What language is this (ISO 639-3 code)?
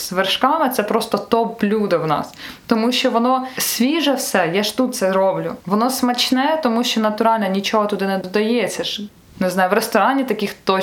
ukr